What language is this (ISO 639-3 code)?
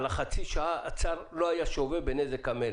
heb